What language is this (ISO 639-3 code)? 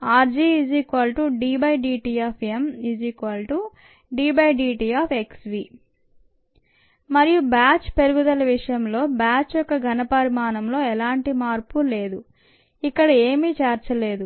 tel